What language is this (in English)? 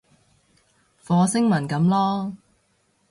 Cantonese